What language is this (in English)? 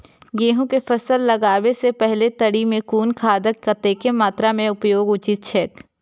Maithili